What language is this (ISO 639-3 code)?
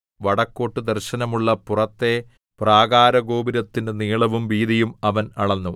mal